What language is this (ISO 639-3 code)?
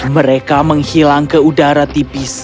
ind